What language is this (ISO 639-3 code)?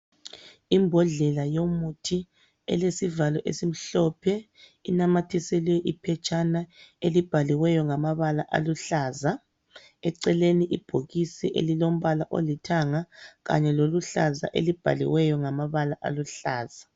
nde